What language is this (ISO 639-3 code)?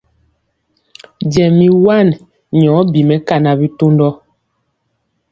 mcx